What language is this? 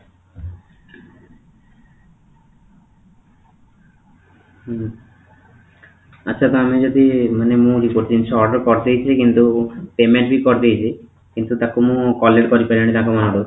Odia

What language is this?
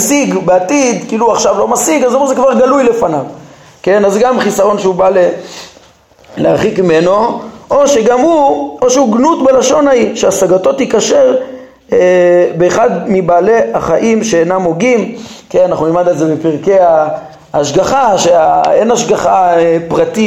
Hebrew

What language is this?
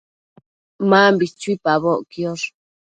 Matsés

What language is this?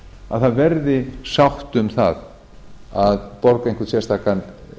Icelandic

